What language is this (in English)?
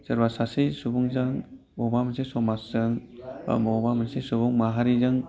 Bodo